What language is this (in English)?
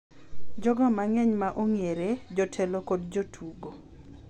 Luo (Kenya and Tanzania)